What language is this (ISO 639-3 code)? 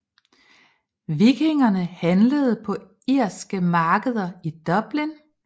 dan